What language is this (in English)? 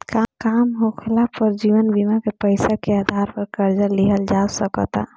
Bhojpuri